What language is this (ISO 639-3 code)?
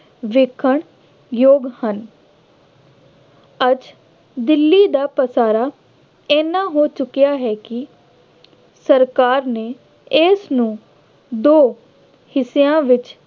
pan